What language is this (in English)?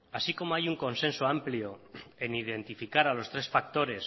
Spanish